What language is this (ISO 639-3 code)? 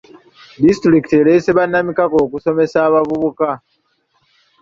lug